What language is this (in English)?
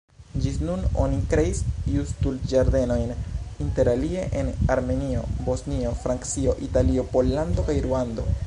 Esperanto